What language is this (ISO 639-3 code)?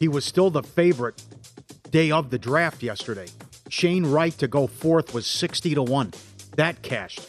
eng